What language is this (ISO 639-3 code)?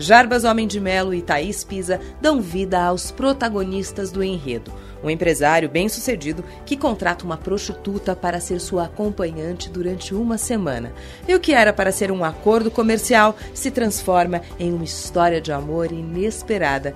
por